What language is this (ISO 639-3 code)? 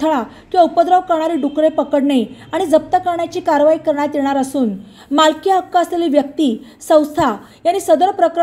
mar